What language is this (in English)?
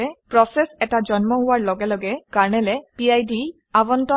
Assamese